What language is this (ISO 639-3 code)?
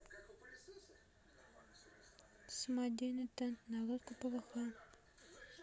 rus